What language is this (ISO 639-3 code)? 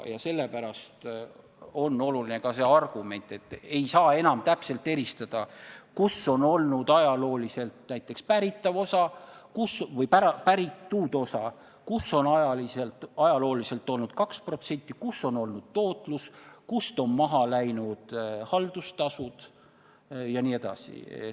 est